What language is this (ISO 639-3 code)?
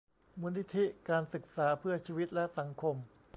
tha